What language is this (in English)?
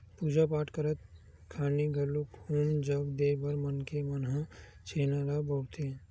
Chhattisgarhi